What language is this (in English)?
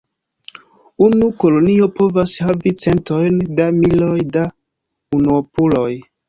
Esperanto